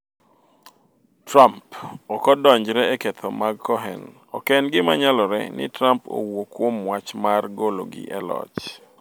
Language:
Luo (Kenya and Tanzania)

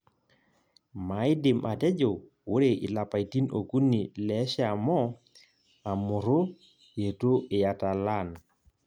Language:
Masai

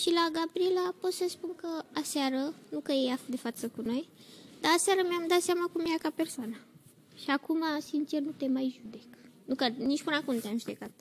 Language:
Romanian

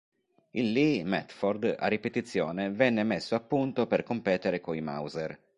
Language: Italian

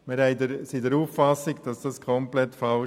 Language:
Swiss German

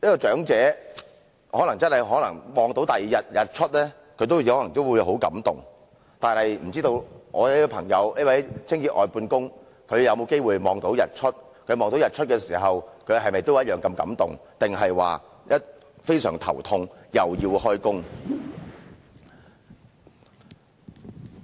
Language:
Cantonese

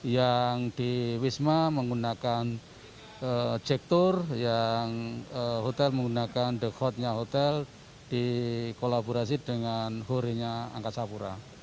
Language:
Indonesian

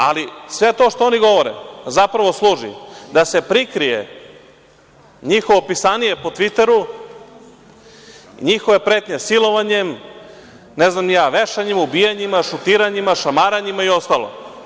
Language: Serbian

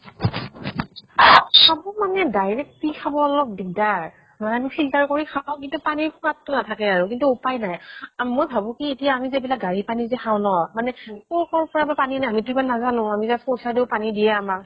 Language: Assamese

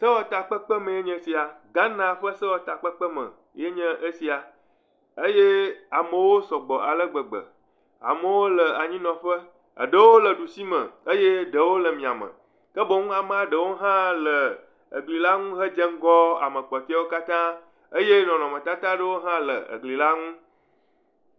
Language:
Ewe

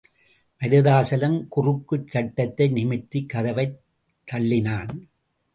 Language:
Tamil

